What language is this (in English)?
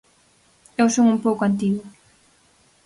Galician